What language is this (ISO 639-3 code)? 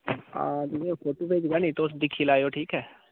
doi